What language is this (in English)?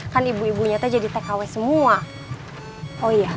Indonesian